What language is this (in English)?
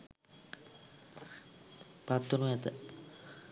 Sinhala